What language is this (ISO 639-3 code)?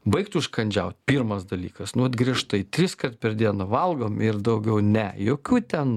lit